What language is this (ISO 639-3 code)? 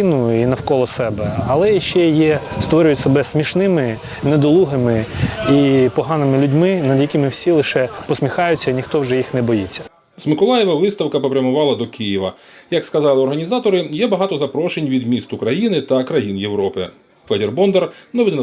ukr